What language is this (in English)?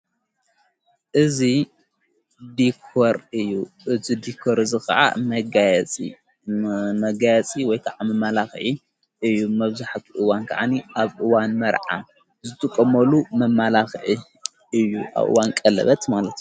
Tigrinya